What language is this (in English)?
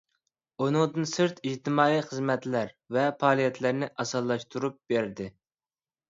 Uyghur